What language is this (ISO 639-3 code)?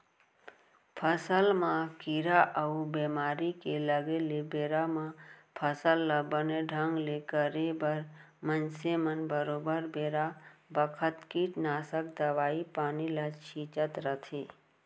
hne